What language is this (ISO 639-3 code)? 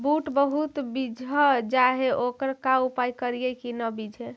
mag